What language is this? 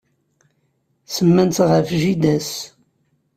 Kabyle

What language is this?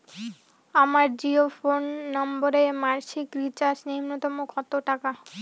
Bangla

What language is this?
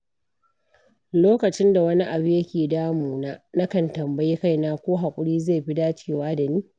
Hausa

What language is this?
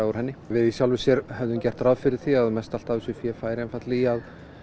Icelandic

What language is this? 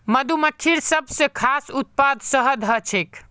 Magahi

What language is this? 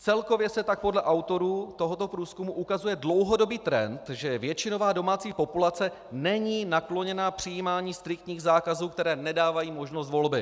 Czech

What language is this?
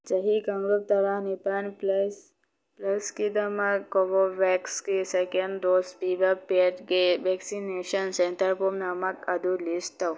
Manipuri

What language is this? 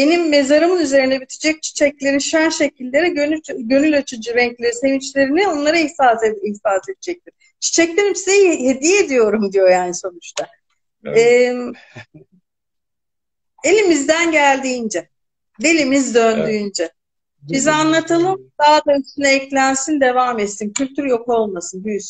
Turkish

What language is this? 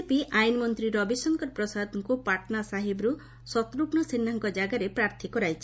Odia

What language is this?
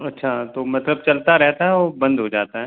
Hindi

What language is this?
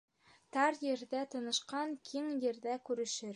Bashkir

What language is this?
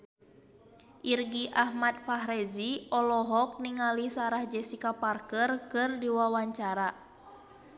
Sundanese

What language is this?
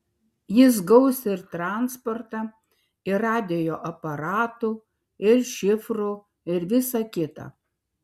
Lithuanian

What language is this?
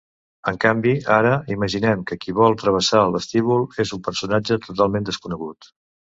Catalan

